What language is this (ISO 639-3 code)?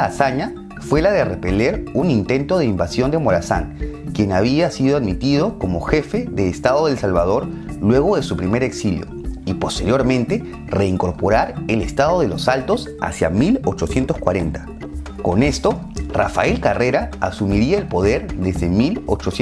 spa